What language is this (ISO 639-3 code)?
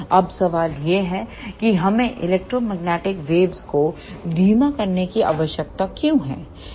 hin